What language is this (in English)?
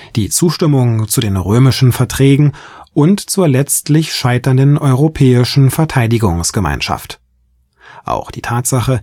German